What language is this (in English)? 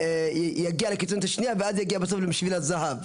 Hebrew